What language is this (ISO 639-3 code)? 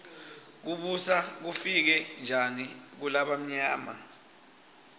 ssw